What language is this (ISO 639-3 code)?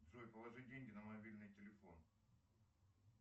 rus